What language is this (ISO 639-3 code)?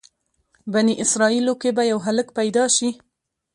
pus